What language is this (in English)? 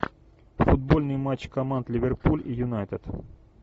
Russian